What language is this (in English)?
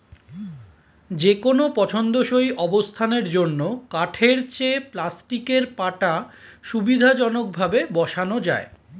Bangla